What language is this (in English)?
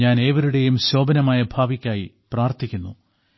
Malayalam